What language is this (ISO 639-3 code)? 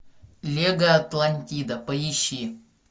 rus